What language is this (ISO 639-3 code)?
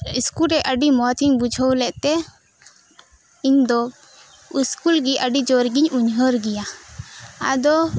sat